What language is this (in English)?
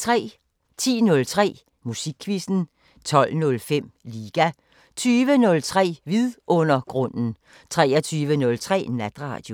Danish